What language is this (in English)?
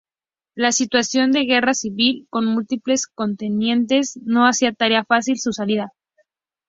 Spanish